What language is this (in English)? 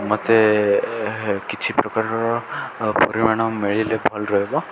Odia